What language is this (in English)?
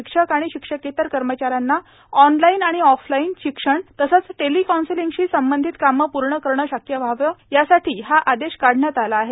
Marathi